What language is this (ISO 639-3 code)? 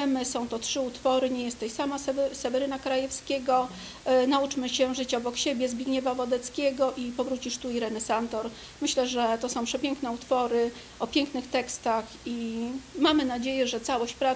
pol